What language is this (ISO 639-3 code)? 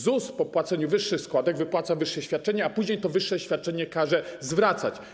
pol